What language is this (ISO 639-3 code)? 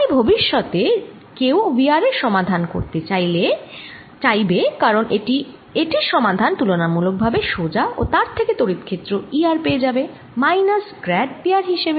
ben